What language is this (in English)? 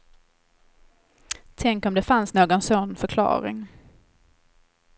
Swedish